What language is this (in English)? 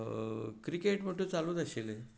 Konkani